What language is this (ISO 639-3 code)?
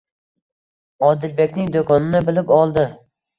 uzb